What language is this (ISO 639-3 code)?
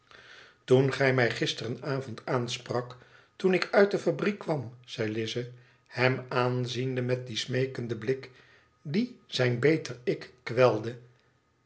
nld